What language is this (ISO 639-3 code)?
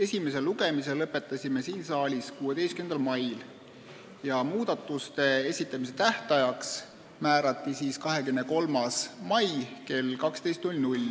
est